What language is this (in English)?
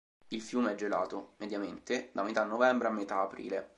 Italian